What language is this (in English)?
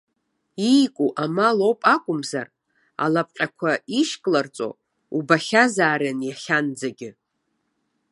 Abkhazian